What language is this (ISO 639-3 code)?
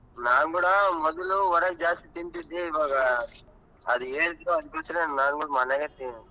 kan